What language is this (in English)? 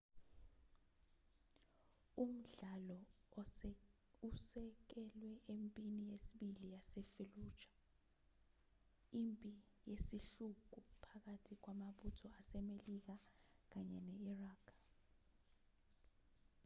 Zulu